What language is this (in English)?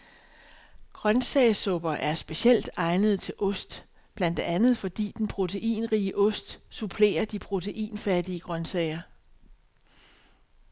Danish